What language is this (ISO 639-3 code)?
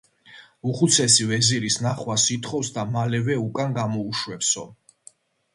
kat